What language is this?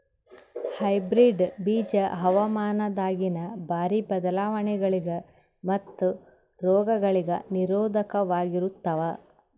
Kannada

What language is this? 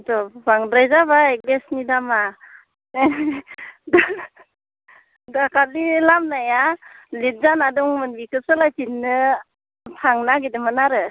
Bodo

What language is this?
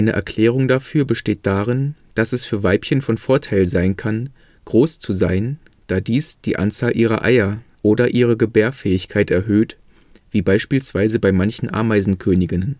German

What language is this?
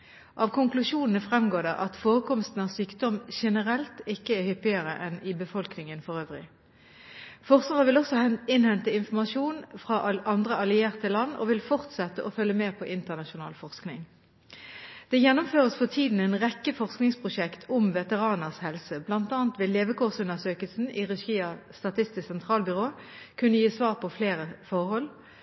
Norwegian Bokmål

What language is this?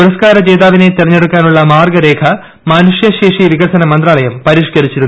Malayalam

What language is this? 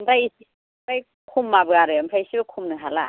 Bodo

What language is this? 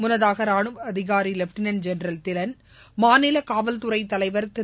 Tamil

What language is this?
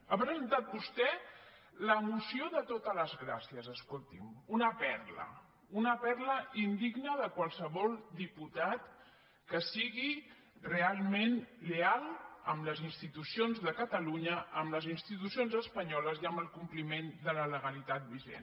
Catalan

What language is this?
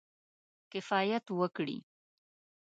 Pashto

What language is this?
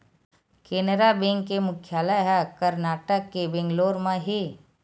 Chhattisgarhi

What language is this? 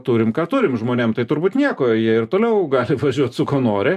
Lithuanian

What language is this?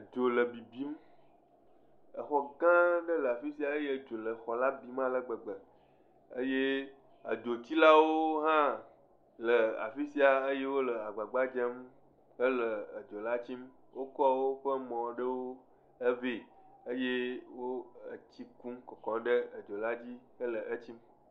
Ewe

